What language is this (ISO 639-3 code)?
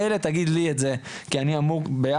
heb